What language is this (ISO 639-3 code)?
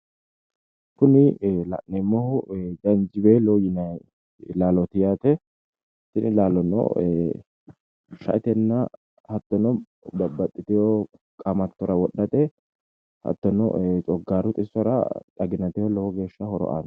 sid